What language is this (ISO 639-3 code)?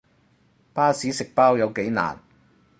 yue